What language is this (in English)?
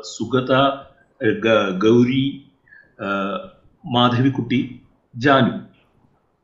Malayalam